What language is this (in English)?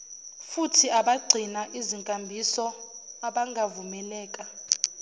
Zulu